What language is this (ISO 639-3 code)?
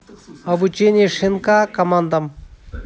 rus